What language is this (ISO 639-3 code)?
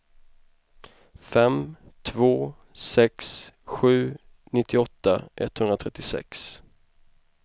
swe